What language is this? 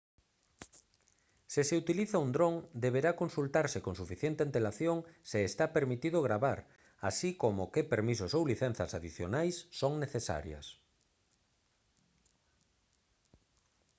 Galician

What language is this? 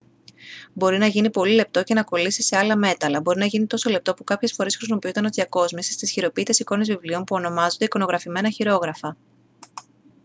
Greek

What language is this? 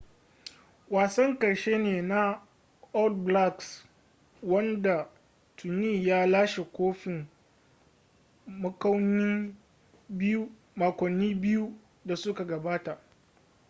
Hausa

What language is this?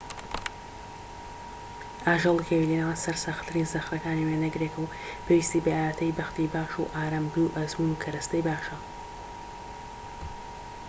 Central Kurdish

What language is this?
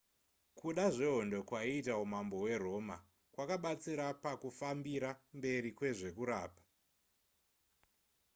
Shona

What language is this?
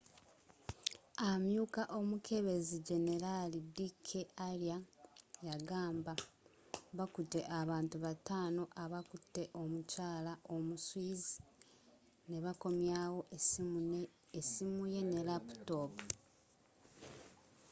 Ganda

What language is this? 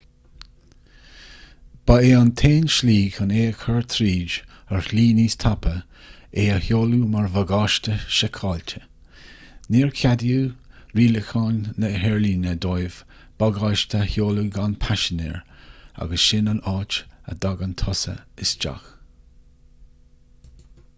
Irish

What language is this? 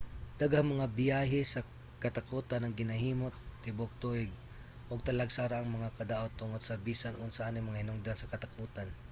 Cebuano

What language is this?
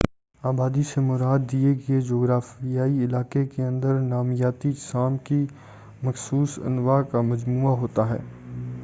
Urdu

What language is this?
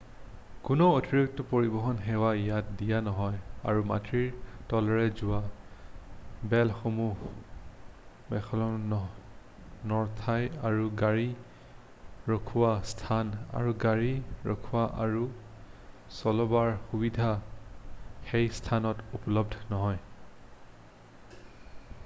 Assamese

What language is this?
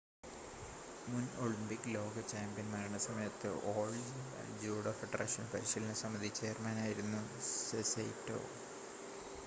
Malayalam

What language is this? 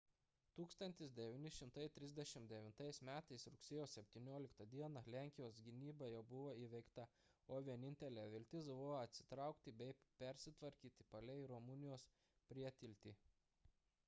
Lithuanian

